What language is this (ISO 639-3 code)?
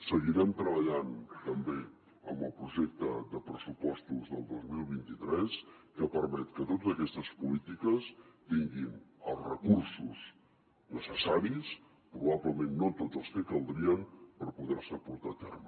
cat